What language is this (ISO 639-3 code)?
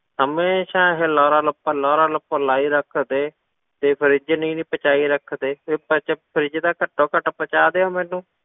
pan